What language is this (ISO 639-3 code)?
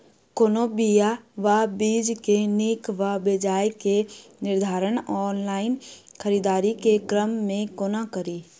mai